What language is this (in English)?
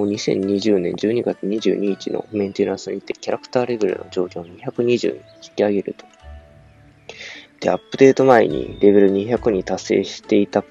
Japanese